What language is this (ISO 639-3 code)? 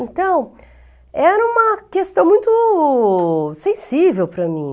por